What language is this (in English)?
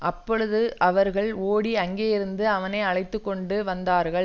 Tamil